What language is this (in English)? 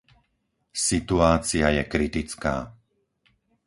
Slovak